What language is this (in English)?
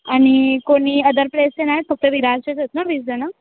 Marathi